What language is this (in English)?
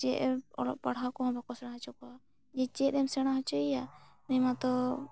Santali